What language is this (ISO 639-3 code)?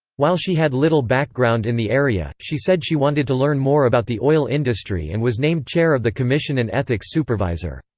eng